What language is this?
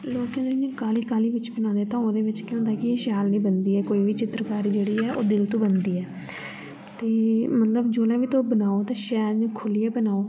Dogri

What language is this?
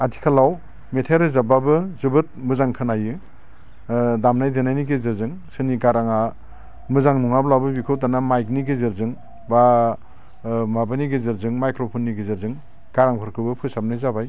Bodo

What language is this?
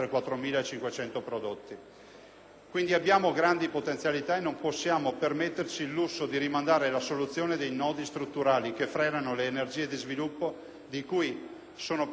Italian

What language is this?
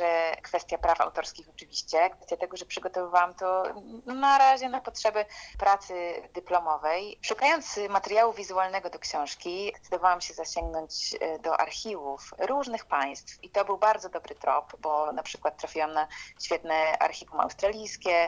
Polish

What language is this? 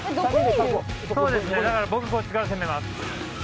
Japanese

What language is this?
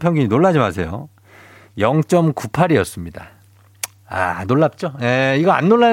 Korean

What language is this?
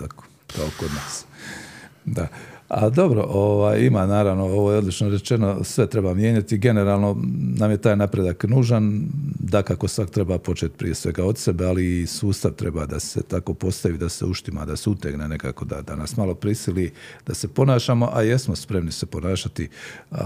Croatian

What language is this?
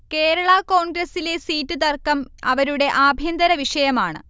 Malayalam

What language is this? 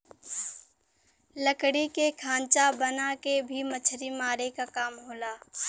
Bhojpuri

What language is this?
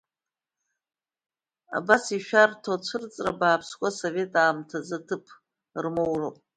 Abkhazian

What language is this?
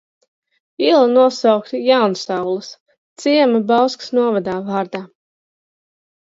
Latvian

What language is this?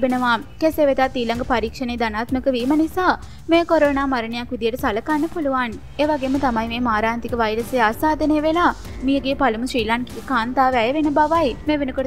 Korean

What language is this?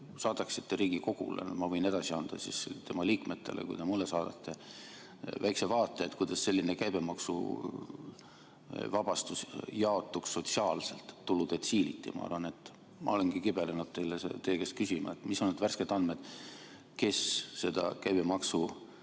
Estonian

